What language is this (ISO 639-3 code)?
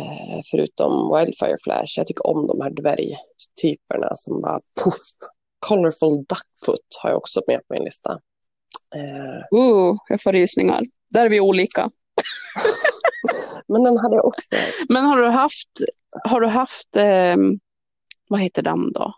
swe